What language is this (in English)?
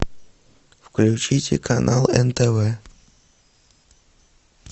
Russian